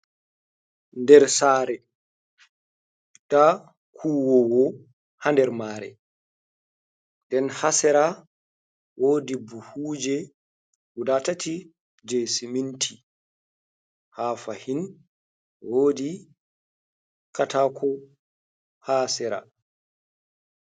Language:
Fula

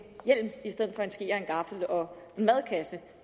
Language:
Danish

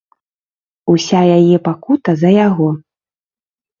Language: Belarusian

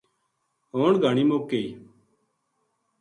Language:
Gujari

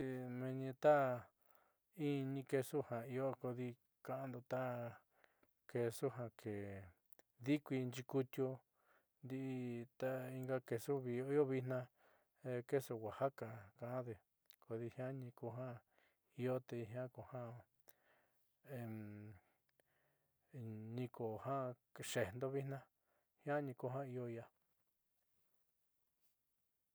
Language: Southeastern Nochixtlán Mixtec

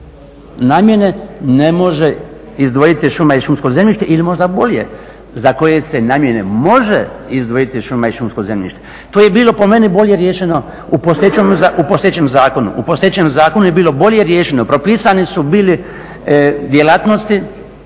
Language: Croatian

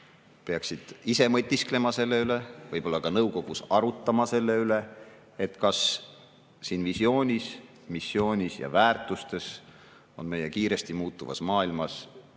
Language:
Estonian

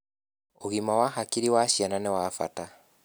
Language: Kikuyu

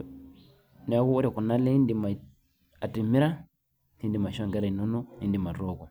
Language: Masai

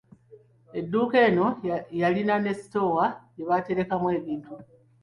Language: Ganda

